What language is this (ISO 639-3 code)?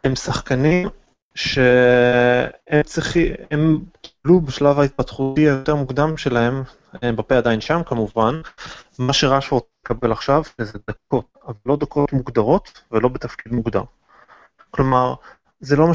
heb